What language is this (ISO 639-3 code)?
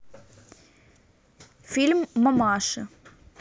rus